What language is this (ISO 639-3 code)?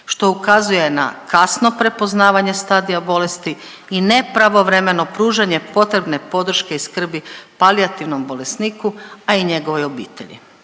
hrv